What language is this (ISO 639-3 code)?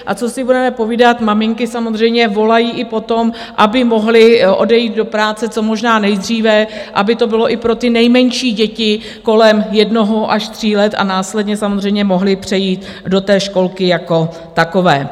ces